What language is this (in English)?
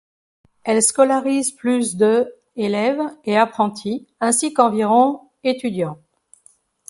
French